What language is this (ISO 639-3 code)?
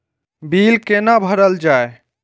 mai